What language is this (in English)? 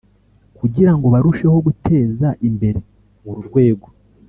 Kinyarwanda